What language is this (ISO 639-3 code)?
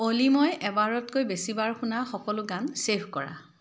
asm